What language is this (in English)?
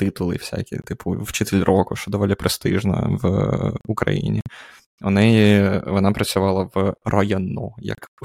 Ukrainian